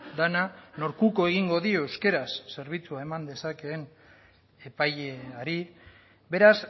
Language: Basque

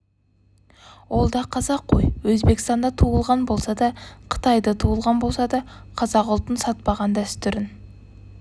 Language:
Kazakh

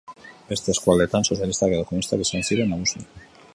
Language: Basque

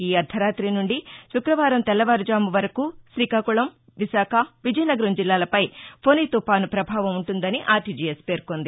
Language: Telugu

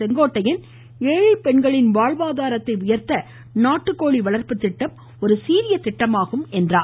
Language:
Tamil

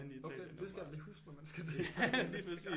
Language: Danish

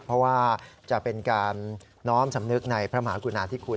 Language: Thai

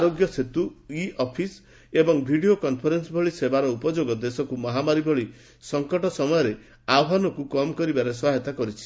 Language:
Odia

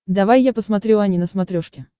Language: Russian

